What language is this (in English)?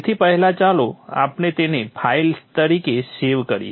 Gujarati